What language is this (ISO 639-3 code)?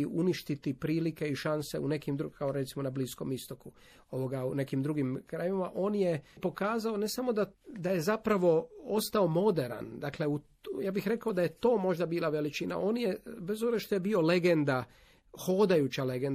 hrv